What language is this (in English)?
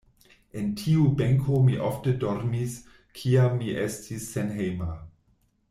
Esperanto